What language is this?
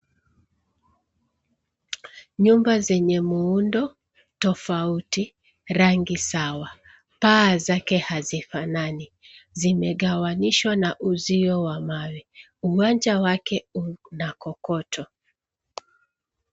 Swahili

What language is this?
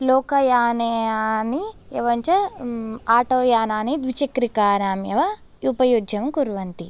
Sanskrit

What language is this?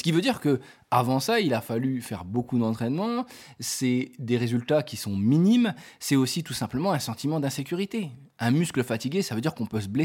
French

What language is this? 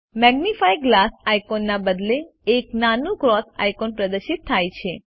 Gujarati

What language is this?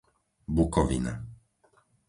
Slovak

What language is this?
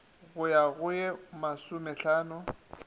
Northern Sotho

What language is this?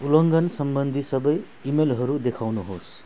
Nepali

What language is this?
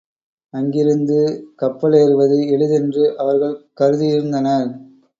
Tamil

